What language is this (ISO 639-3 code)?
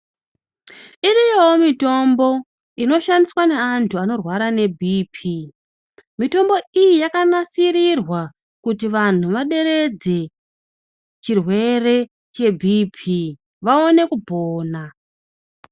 ndc